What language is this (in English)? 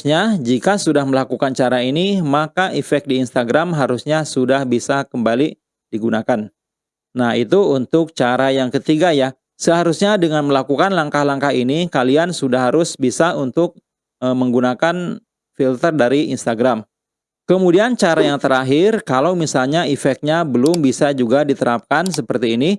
Indonesian